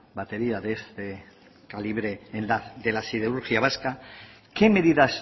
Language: Spanish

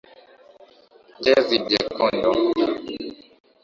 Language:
Swahili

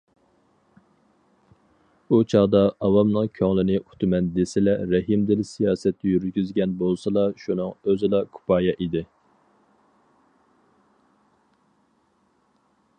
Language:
Uyghur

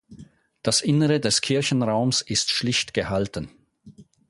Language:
German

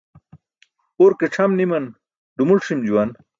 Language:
Burushaski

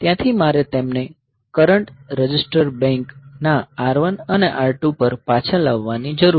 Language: Gujarati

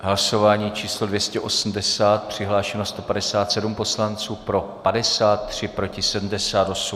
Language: Czech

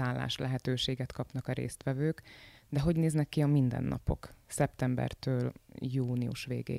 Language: Hungarian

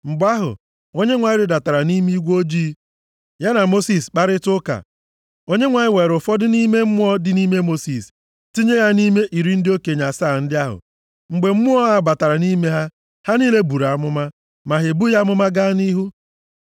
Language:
Igbo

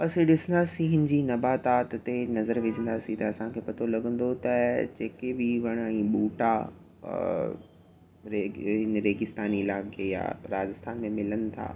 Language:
Sindhi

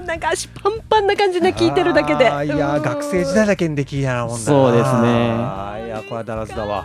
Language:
Japanese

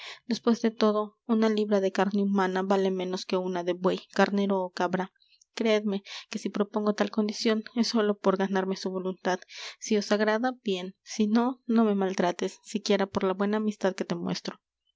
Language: Spanish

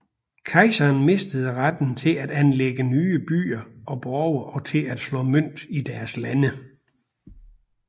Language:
Danish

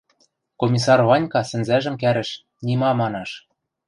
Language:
Western Mari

